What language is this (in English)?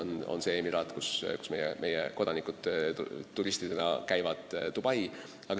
Estonian